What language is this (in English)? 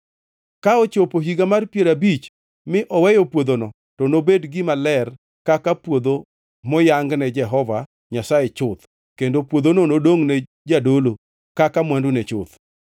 Luo (Kenya and Tanzania)